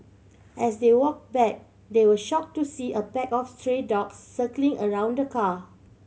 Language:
English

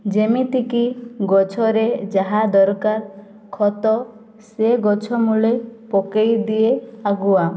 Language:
Odia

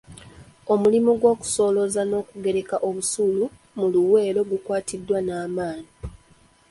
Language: Ganda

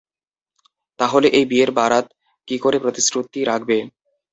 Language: Bangla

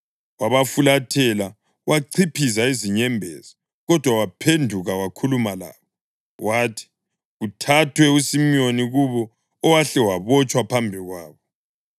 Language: North Ndebele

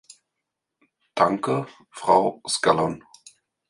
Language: German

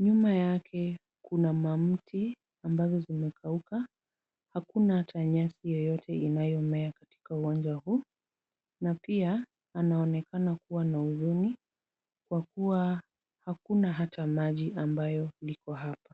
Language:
Swahili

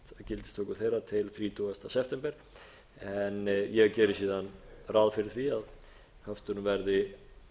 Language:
Icelandic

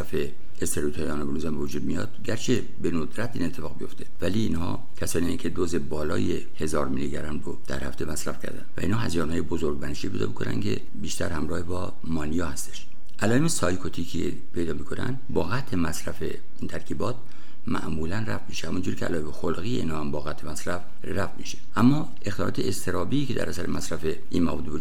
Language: Persian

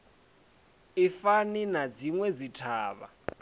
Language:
Venda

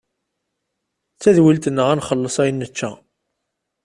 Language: Kabyle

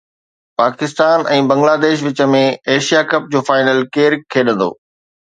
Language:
Sindhi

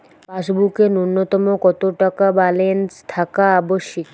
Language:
Bangla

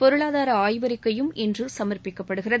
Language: Tamil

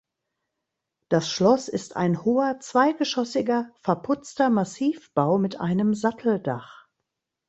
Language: German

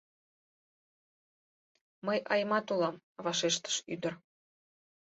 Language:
Mari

